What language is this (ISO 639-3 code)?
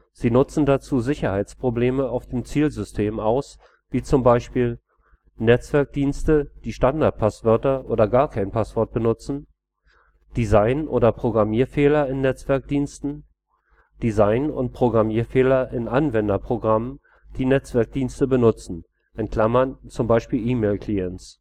deu